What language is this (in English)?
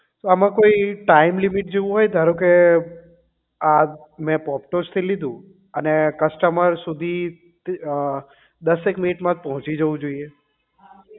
Gujarati